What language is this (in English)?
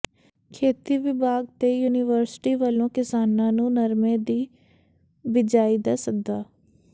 Punjabi